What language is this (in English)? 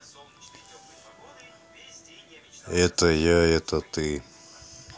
Russian